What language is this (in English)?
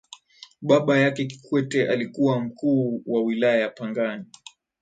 Swahili